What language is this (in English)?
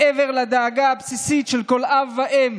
Hebrew